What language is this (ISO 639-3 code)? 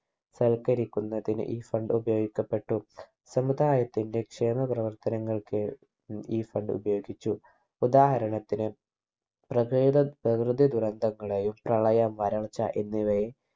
mal